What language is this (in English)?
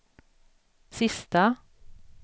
Swedish